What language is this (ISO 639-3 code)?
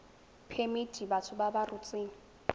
tsn